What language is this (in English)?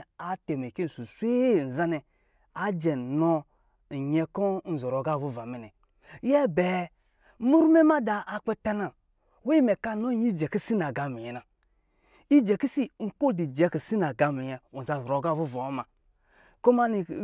Lijili